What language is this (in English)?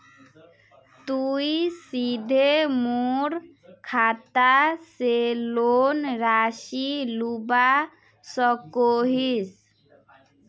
Magahi